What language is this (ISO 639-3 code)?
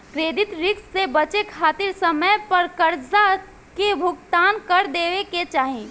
bho